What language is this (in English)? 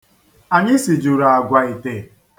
Igbo